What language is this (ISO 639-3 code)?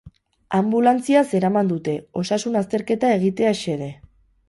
eus